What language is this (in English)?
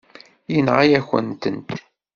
Kabyle